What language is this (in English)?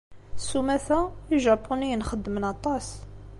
Kabyle